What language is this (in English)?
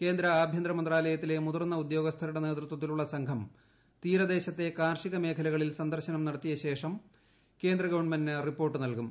Malayalam